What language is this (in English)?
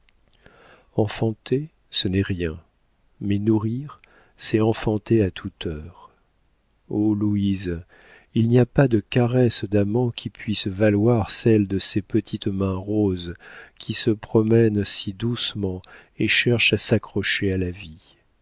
French